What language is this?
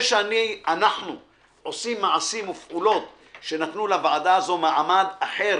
Hebrew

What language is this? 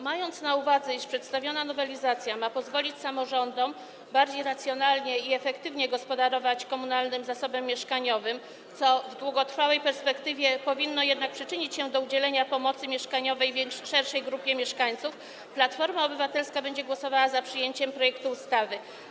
Polish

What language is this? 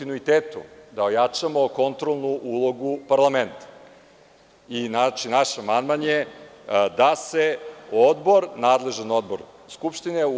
Serbian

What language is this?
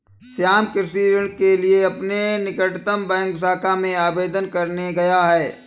Hindi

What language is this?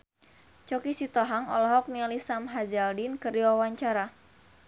Sundanese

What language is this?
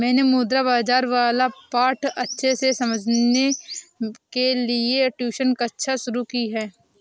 Hindi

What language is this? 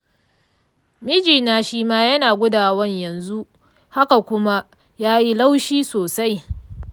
Hausa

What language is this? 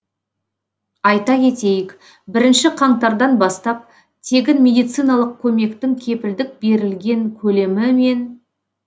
Kazakh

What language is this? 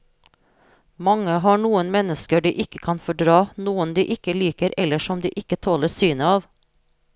Norwegian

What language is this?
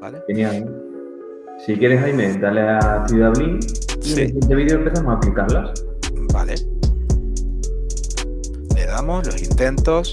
Spanish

